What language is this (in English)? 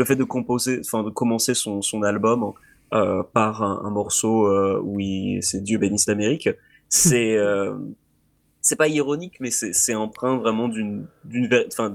French